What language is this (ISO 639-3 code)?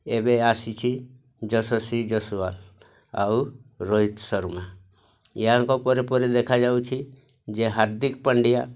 ori